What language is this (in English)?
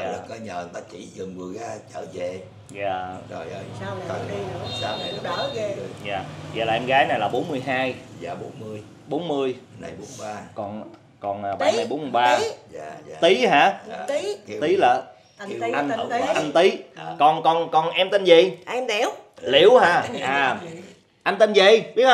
Vietnamese